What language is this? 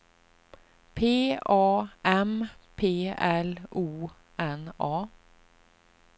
Swedish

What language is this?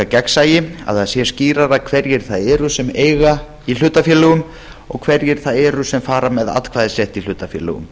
Icelandic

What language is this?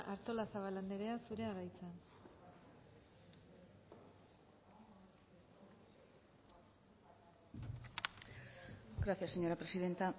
Basque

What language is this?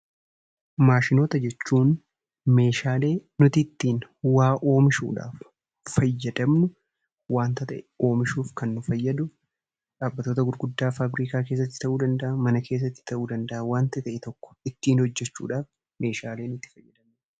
Oromo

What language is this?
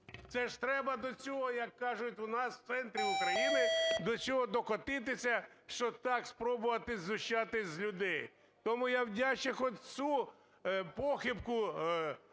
Ukrainian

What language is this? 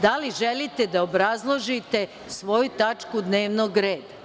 Serbian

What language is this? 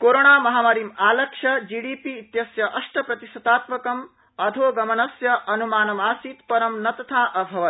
Sanskrit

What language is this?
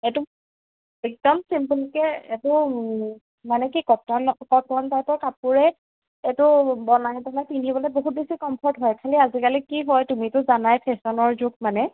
Assamese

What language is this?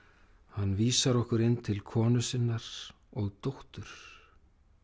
Icelandic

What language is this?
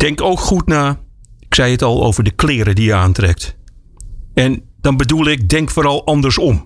Dutch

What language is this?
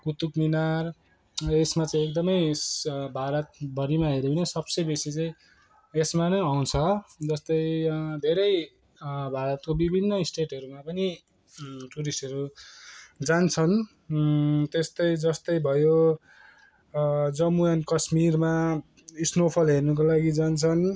Nepali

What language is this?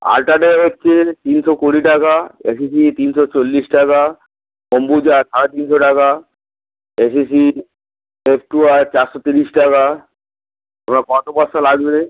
Bangla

